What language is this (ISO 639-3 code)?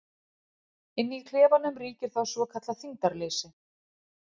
isl